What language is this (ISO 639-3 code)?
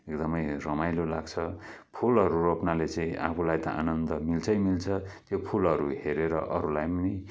nep